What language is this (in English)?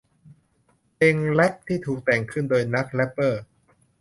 Thai